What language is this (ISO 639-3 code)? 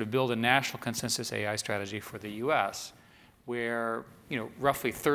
eng